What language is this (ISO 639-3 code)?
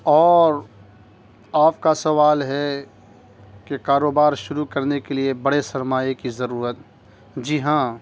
urd